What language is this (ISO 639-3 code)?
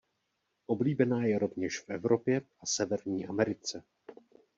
ces